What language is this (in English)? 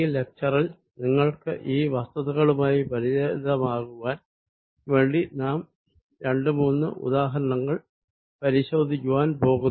Malayalam